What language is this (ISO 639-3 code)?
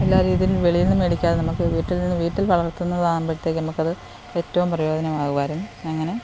mal